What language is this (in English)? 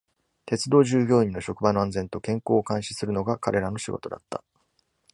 Japanese